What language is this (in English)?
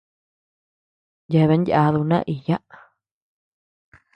Tepeuxila Cuicatec